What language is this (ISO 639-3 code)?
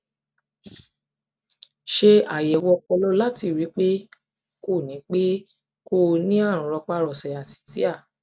yor